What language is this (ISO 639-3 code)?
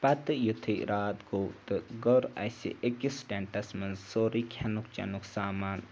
kas